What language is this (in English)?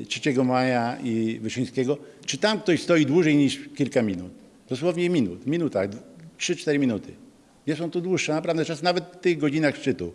Polish